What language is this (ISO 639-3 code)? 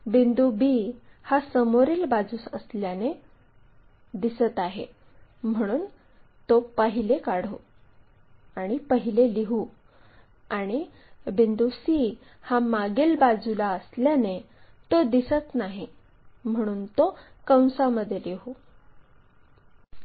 mar